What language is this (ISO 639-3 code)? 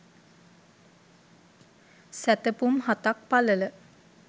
sin